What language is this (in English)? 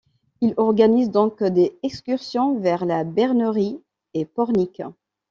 French